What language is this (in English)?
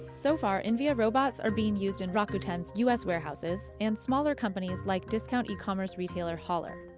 English